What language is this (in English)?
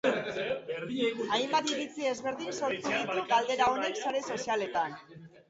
Basque